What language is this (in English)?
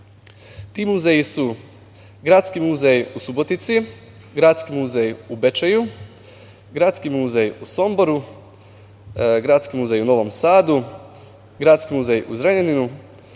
Serbian